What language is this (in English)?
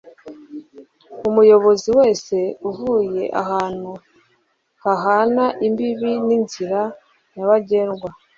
Kinyarwanda